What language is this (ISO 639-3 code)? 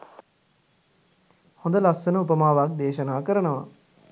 sin